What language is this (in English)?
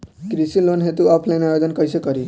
Bhojpuri